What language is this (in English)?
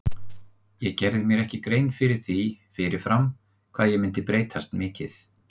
Icelandic